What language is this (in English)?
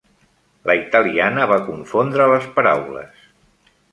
Catalan